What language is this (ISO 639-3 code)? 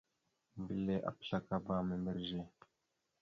mxu